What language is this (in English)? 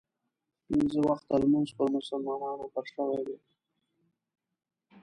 Pashto